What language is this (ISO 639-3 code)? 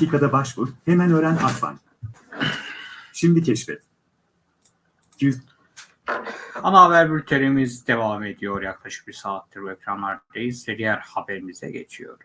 tur